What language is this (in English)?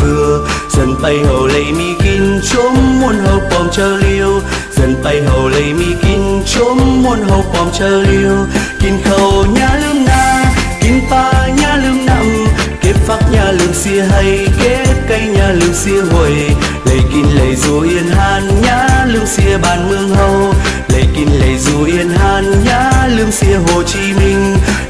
Vietnamese